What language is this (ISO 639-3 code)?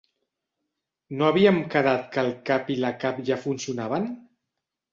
cat